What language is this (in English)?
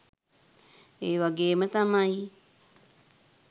Sinhala